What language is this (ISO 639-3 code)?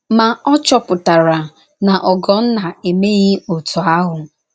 ibo